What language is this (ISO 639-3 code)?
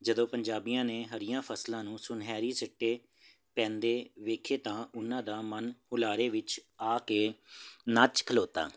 pan